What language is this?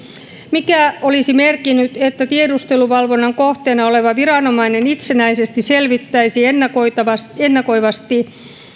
Finnish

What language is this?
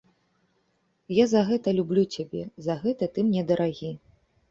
Belarusian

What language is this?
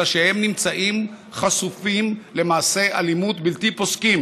Hebrew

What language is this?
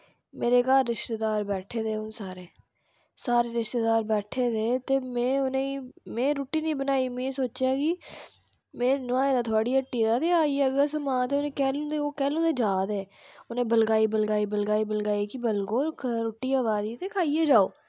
Dogri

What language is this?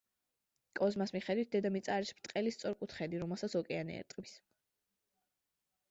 Georgian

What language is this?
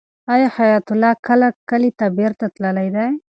Pashto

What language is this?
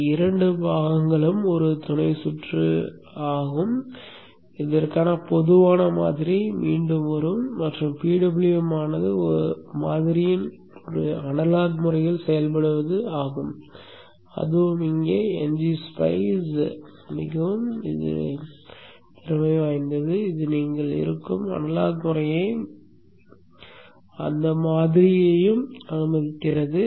Tamil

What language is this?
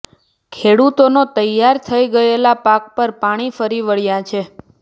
Gujarati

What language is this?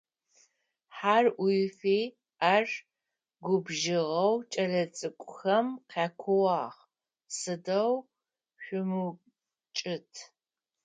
Adyghe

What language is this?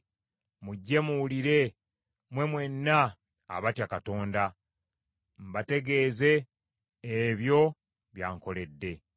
Ganda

